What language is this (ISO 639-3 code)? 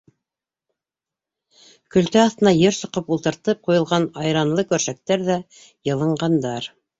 bak